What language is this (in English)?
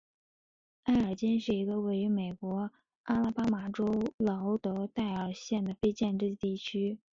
Chinese